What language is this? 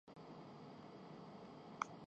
Urdu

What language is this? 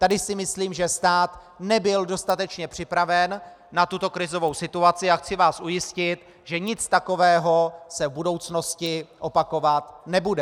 Czech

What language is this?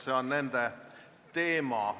Estonian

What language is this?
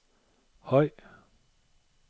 Danish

